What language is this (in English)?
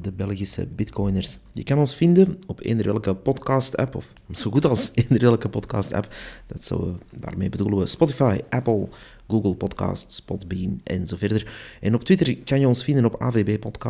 Dutch